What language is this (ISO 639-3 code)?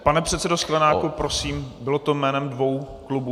ces